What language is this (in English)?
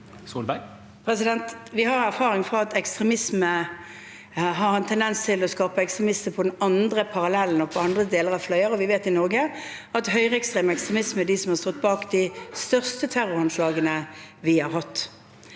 Norwegian